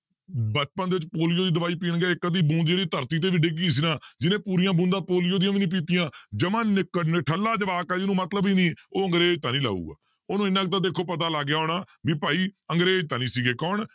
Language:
Punjabi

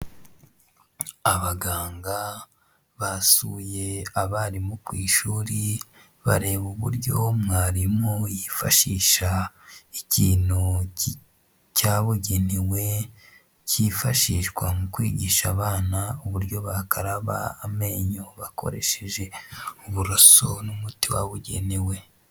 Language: Kinyarwanda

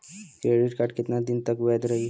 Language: Bhojpuri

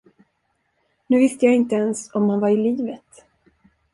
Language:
Swedish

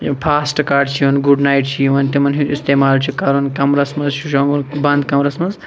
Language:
Kashmiri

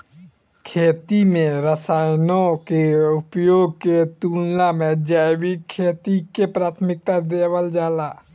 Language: Bhojpuri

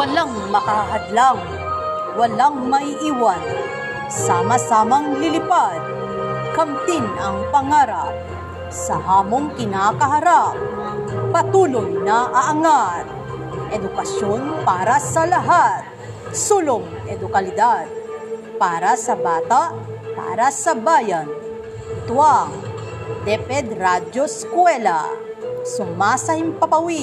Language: Filipino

